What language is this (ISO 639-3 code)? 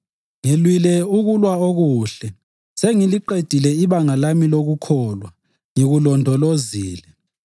nde